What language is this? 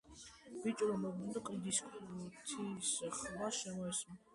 Georgian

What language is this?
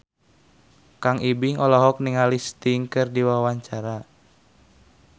Sundanese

